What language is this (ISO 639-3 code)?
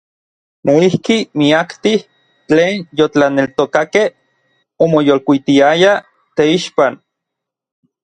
nlv